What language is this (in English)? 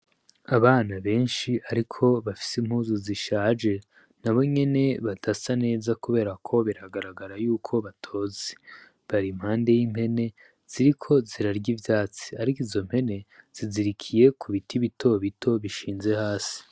Rundi